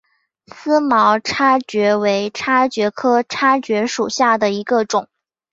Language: Chinese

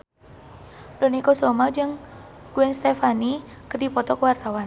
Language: Sundanese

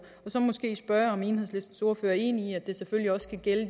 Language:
Danish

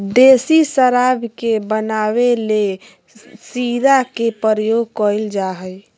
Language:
Magahi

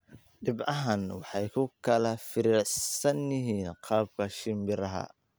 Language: Somali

